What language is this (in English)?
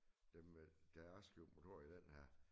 Danish